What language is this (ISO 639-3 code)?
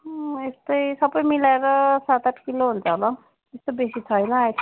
nep